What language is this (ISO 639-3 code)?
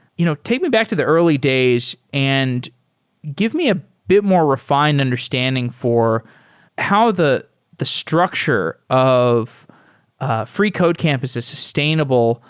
eng